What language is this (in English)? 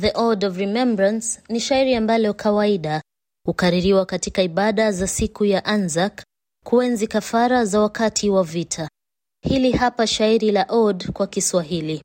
Swahili